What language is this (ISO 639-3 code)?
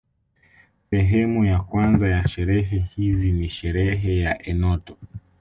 swa